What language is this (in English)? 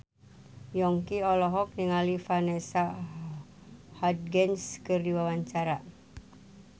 Sundanese